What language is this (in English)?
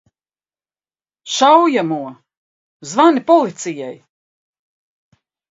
Latvian